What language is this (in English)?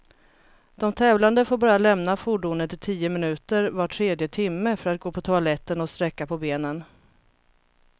Swedish